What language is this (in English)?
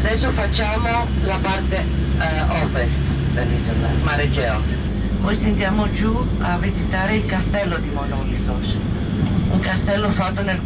Italian